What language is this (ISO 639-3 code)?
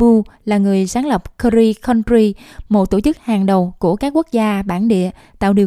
vie